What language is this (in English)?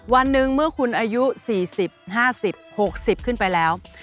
Thai